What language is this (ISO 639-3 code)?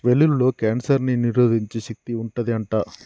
tel